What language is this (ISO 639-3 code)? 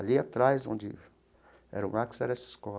por